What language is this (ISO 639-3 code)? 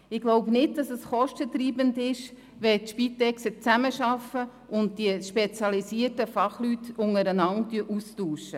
gsw